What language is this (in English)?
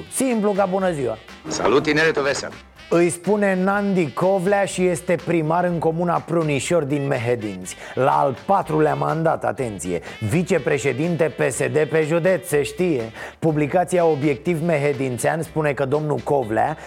Romanian